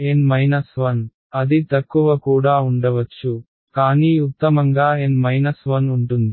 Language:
Telugu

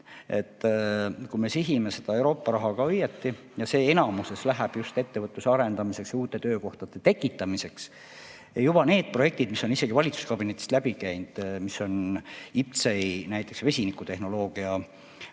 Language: Estonian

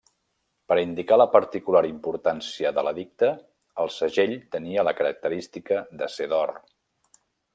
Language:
Catalan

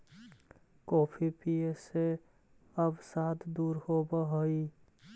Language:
Magahi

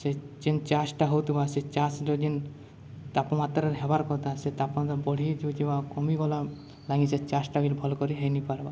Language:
Odia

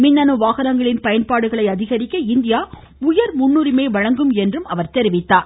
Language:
Tamil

